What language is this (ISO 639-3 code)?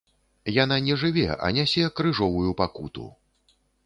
bel